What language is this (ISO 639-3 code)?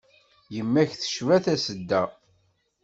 kab